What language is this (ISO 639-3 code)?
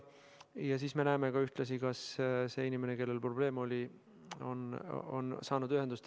est